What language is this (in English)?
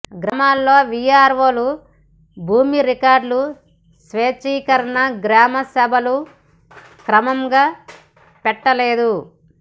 Telugu